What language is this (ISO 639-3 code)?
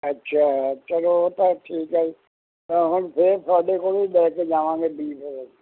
pan